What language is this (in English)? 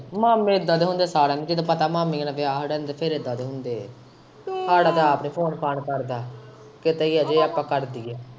Punjabi